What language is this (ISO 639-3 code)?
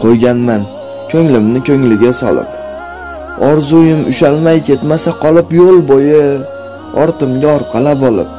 tur